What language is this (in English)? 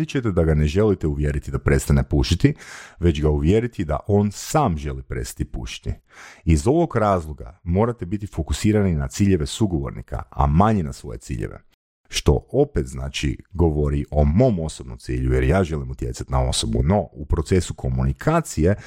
Croatian